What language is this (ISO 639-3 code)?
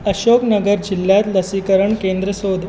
kok